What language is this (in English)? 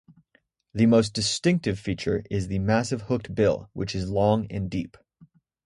English